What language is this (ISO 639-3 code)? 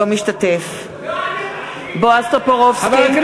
heb